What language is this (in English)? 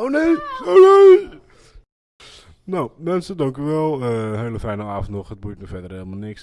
Dutch